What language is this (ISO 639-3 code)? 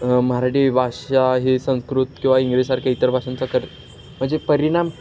mar